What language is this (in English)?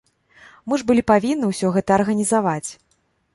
Belarusian